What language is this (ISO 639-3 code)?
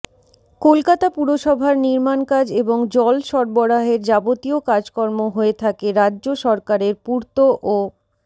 ben